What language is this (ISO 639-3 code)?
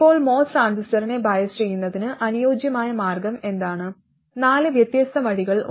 mal